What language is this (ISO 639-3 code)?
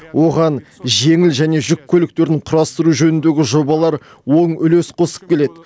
kaz